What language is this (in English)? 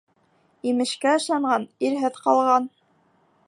Bashkir